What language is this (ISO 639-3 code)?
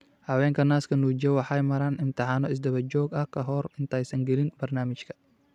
som